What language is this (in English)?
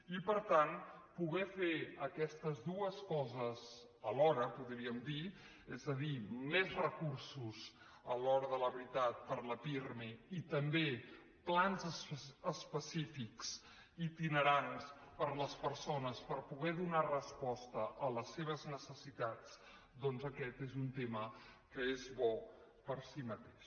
Catalan